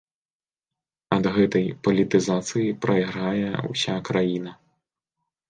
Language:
Belarusian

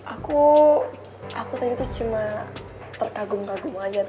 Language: Indonesian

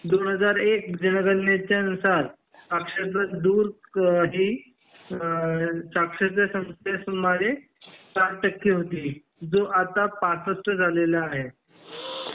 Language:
Marathi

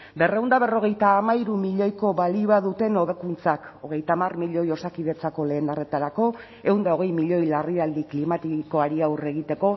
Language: Basque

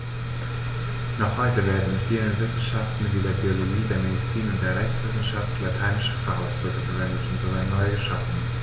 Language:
German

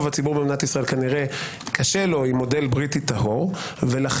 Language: Hebrew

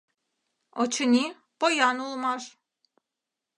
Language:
Mari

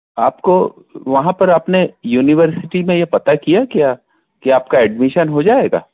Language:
Hindi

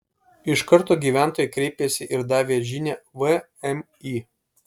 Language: Lithuanian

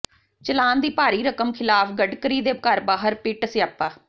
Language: Punjabi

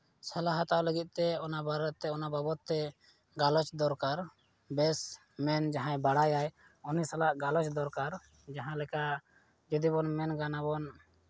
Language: Santali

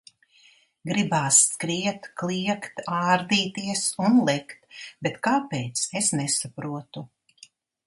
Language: Latvian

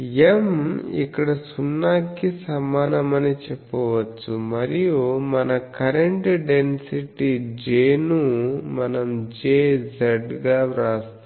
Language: Telugu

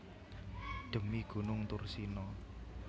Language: Javanese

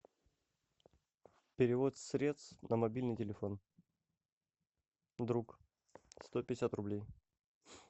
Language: Russian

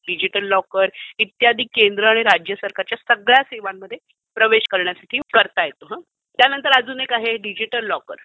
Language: Marathi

